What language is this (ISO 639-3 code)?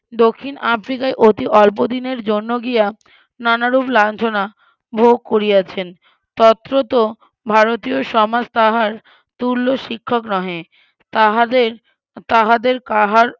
ben